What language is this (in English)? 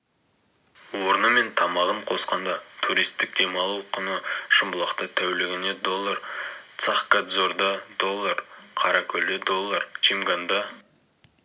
Kazakh